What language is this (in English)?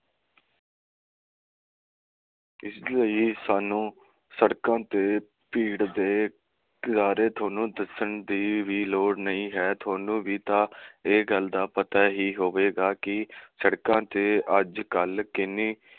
Punjabi